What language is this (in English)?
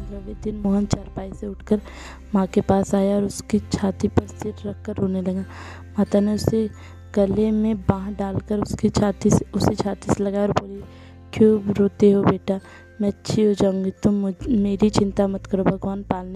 Hindi